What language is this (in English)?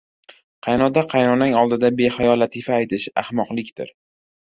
Uzbek